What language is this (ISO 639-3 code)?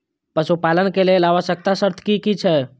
mai